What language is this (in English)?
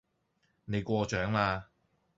Cantonese